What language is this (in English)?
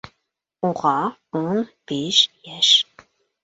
Bashkir